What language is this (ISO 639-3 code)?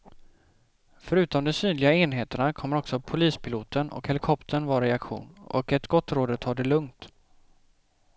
swe